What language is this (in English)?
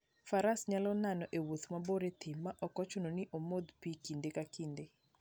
Luo (Kenya and Tanzania)